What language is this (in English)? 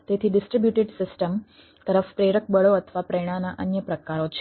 Gujarati